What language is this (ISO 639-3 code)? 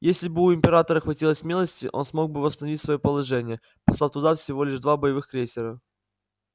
rus